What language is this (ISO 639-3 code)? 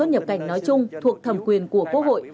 vie